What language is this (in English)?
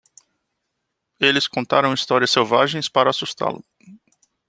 Portuguese